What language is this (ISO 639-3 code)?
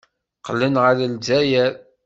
kab